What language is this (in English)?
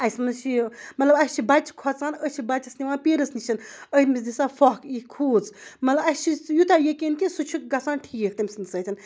Kashmiri